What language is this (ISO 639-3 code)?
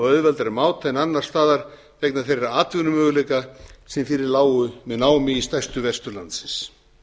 isl